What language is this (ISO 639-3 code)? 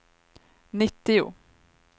swe